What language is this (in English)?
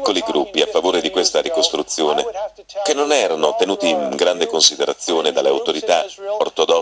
Italian